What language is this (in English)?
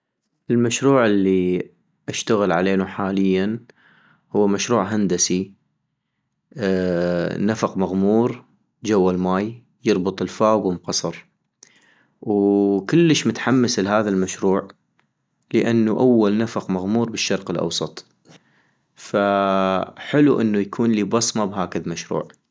North Mesopotamian Arabic